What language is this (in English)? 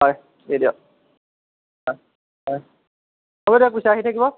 Assamese